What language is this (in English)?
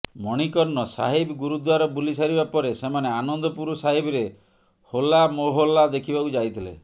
Odia